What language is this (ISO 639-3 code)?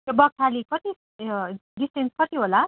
nep